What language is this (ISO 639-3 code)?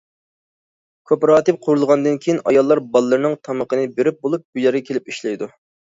uig